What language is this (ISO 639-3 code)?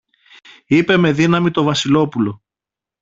ell